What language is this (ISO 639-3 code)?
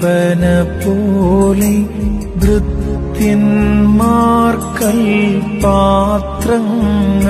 mal